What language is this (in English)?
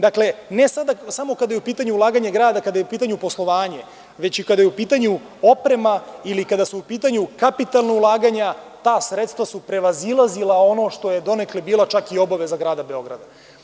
Serbian